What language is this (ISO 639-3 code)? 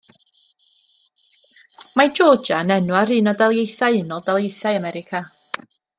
cym